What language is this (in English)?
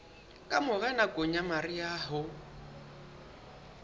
Southern Sotho